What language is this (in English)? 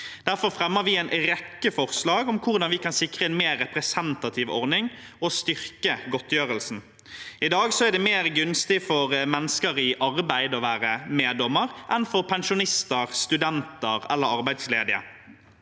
Norwegian